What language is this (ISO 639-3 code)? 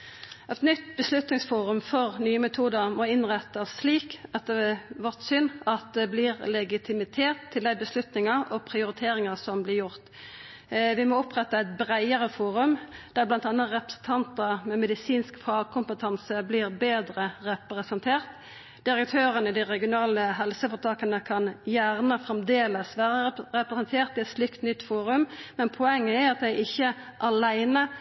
nno